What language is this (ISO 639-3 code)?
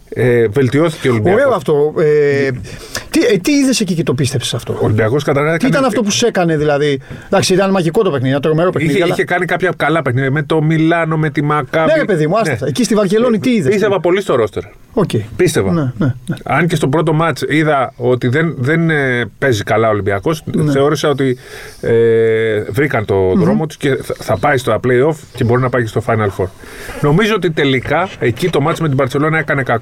ell